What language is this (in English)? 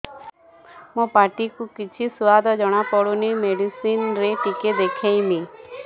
Odia